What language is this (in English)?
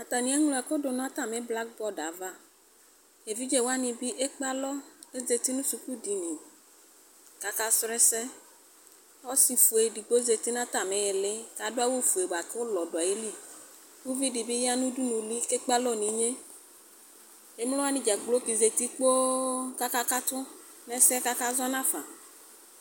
Ikposo